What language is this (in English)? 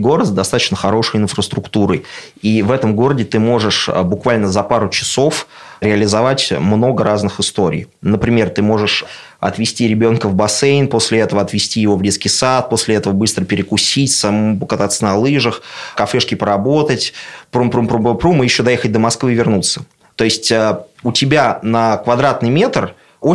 Russian